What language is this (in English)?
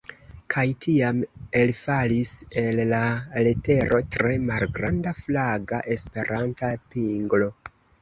Esperanto